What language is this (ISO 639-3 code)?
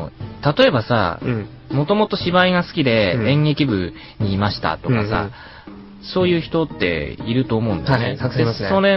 jpn